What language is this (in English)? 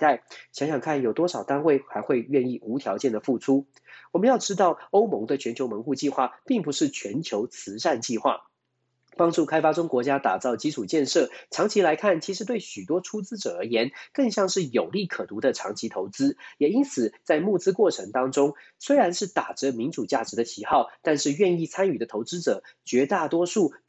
Chinese